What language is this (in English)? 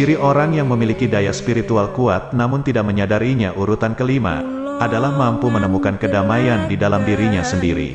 Indonesian